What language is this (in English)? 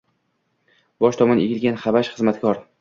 Uzbek